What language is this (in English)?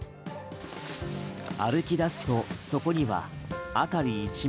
Japanese